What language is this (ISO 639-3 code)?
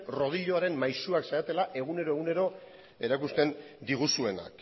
eus